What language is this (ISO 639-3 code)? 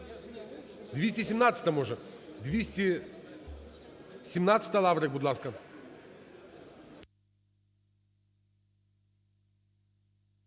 ukr